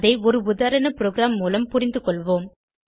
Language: Tamil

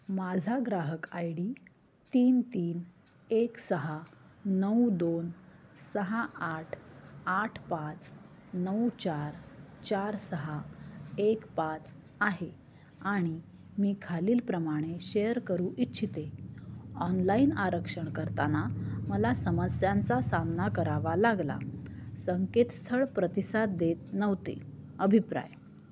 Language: Marathi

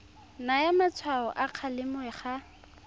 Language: Tswana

